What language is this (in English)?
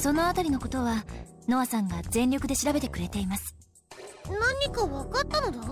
Japanese